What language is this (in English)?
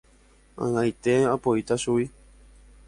Guarani